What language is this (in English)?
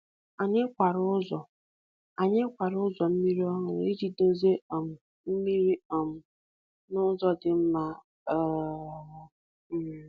Igbo